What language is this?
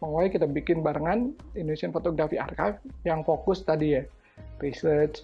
Indonesian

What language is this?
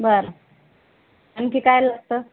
Marathi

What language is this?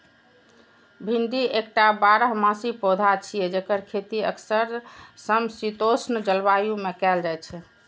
Maithili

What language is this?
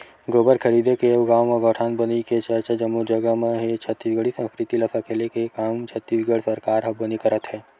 Chhattisgarhi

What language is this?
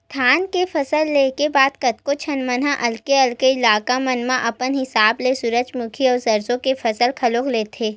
Chhattisgarhi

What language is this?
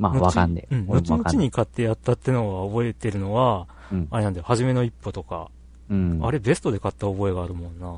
Japanese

